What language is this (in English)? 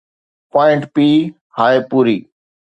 Sindhi